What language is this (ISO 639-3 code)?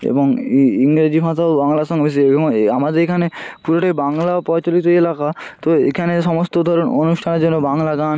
ben